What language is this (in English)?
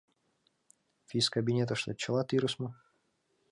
Mari